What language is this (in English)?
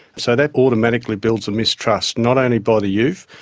English